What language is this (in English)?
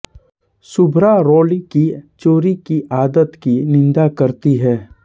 Hindi